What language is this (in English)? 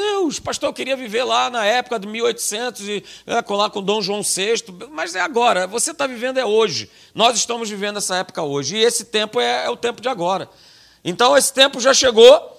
Portuguese